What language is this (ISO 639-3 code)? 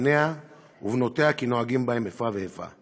heb